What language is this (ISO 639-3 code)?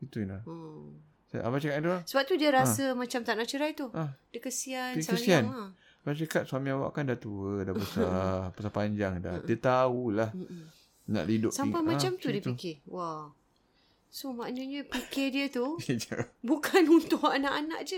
msa